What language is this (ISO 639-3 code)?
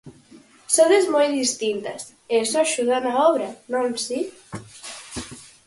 glg